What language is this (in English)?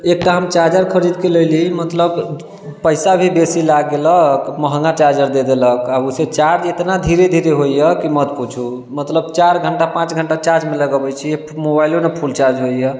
Maithili